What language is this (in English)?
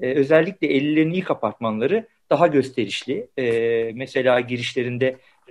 Turkish